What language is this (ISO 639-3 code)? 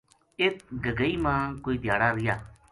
gju